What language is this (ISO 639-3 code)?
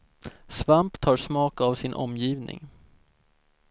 swe